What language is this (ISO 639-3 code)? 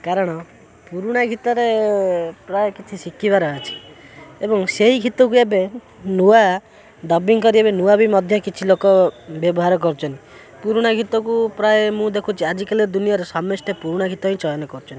ori